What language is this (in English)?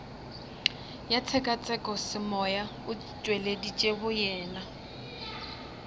Northern Sotho